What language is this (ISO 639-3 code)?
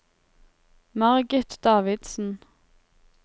nor